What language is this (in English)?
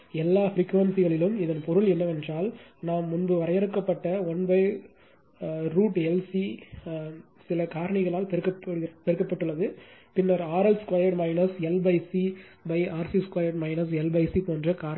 Tamil